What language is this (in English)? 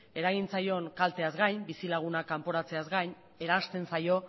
Basque